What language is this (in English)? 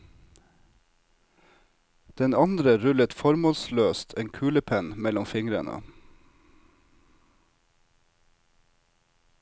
Norwegian